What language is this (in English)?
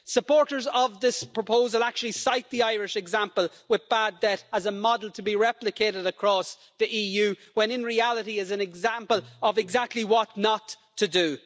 English